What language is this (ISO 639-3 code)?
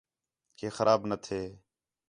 xhe